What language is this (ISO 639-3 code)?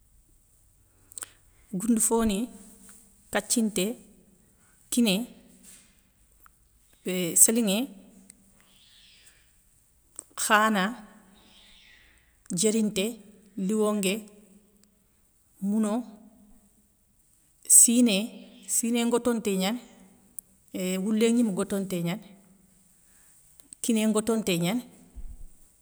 snk